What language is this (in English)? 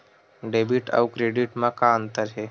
Chhattisgarhi